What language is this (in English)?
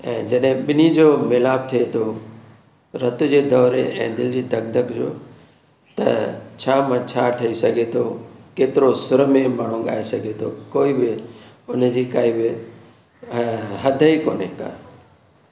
Sindhi